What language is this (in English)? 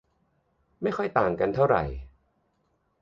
Thai